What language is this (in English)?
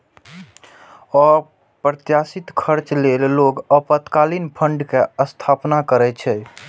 Maithili